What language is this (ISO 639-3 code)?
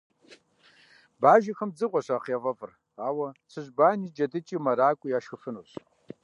kbd